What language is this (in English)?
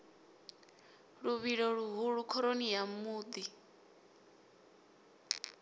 Venda